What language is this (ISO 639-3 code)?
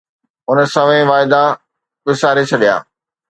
snd